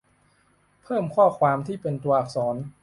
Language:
Thai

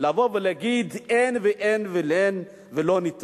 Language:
Hebrew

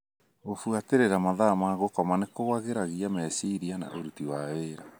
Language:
Kikuyu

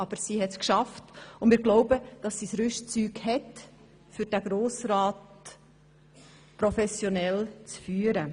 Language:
Swiss German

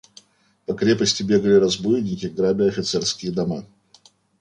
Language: Russian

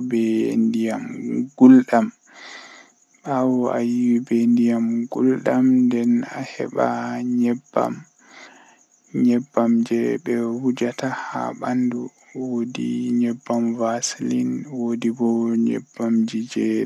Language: Western Niger Fulfulde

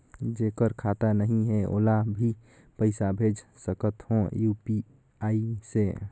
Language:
Chhattisgarhi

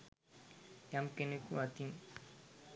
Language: Sinhala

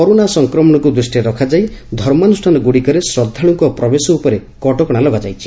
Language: Odia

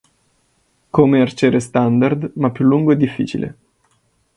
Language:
Italian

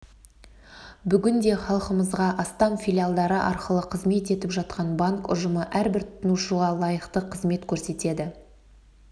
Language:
Kazakh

